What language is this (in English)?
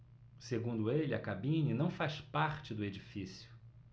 Portuguese